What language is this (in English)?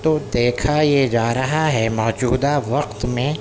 Urdu